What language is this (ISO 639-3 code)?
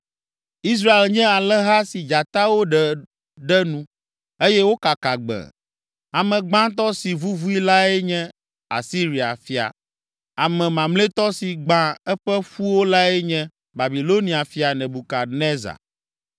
ewe